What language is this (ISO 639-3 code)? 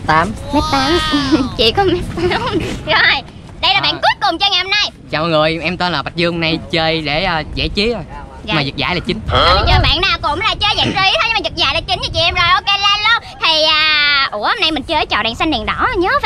vie